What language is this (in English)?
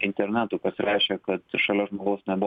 Lithuanian